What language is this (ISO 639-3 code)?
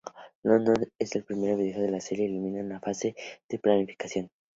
spa